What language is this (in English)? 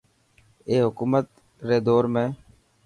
Dhatki